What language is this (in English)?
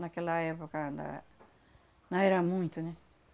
Portuguese